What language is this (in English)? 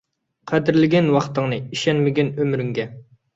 Uyghur